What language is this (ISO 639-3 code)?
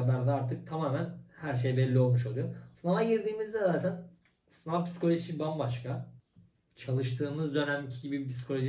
tur